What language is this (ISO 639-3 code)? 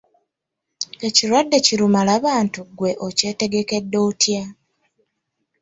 lug